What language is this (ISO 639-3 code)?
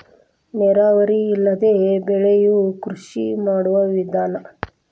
kan